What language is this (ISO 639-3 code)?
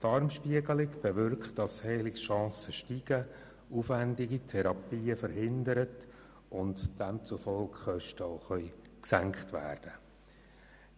gsw